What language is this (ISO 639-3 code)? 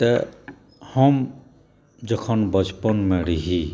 mai